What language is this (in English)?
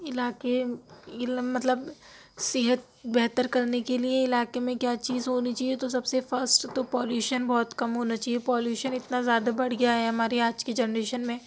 Urdu